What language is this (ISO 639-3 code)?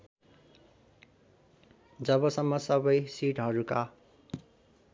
nep